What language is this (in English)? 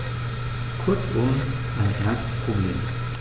German